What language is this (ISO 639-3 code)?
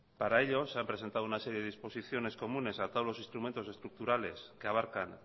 spa